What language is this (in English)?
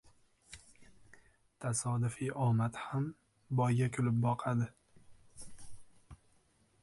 Uzbek